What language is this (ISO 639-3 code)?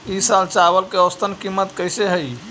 mag